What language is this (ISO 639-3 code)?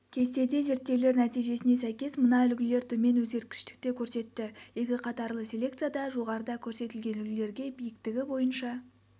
kaz